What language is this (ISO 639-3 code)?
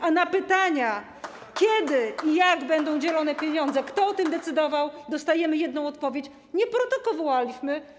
pol